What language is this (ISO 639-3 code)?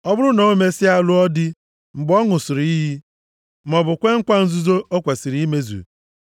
ibo